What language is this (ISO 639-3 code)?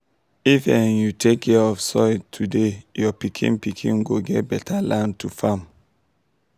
pcm